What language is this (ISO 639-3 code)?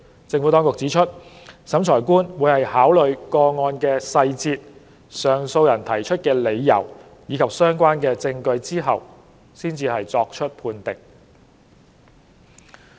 yue